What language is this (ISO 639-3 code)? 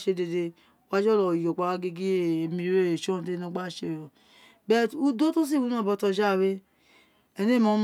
its